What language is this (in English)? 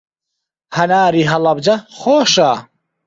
Central Kurdish